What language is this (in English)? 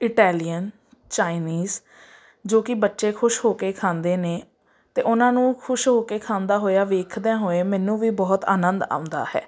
Punjabi